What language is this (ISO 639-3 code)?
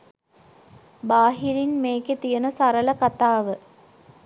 sin